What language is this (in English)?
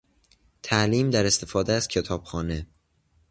Persian